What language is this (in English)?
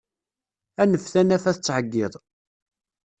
Kabyle